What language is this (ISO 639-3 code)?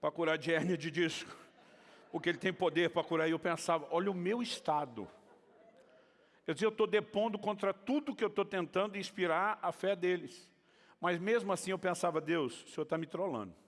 por